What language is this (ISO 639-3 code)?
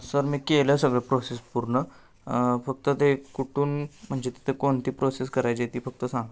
mar